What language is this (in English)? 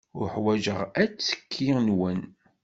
Kabyle